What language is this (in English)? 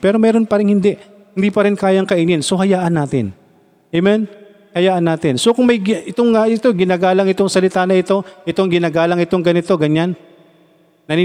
Filipino